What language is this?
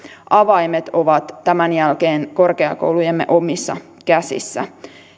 Finnish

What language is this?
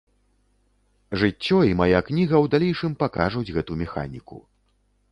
Belarusian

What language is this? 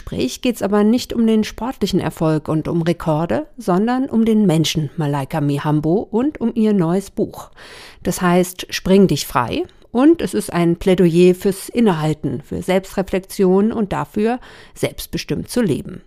German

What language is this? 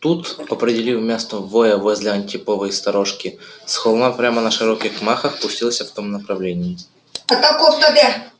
Russian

